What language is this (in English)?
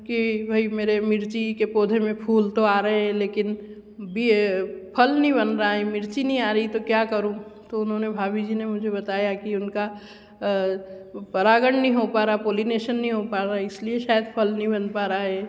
Hindi